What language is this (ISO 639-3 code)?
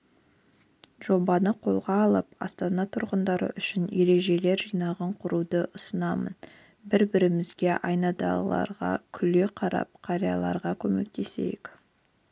kaz